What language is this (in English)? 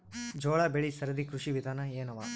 Kannada